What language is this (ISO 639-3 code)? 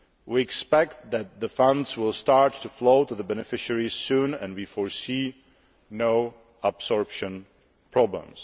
eng